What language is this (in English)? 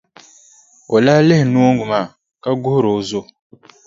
Dagbani